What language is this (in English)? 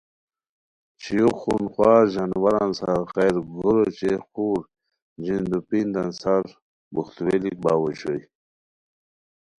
Khowar